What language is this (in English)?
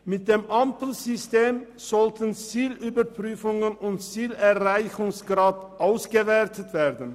Swiss German